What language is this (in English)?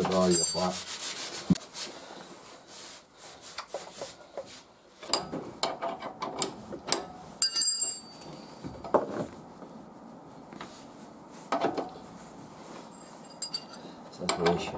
Italian